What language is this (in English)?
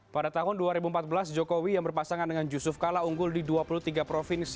Indonesian